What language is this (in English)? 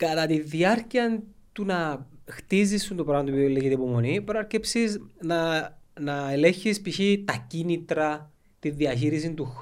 Greek